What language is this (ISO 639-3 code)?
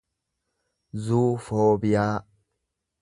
orm